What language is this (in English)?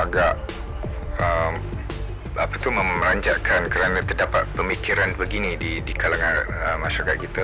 Malay